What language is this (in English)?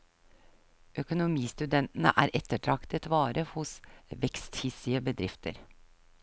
Norwegian